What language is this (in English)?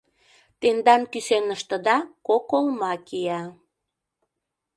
Mari